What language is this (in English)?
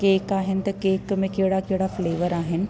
Sindhi